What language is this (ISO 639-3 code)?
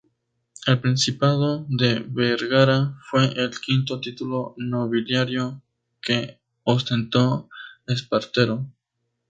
spa